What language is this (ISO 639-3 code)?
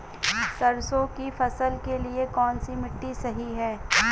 hin